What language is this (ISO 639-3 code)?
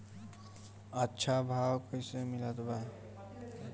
bho